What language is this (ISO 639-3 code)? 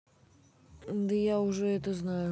rus